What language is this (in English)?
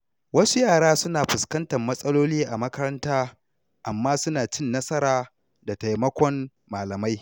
Hausa